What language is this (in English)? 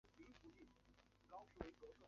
Chinese